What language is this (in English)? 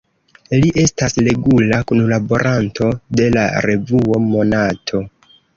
Esperanto